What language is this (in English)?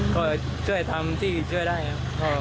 Thai